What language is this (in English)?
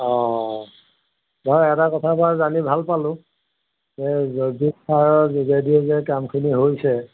Assamese